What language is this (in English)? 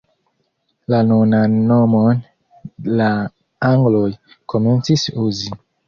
Esperanto